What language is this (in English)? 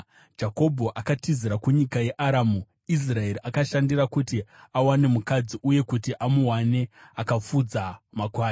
Shona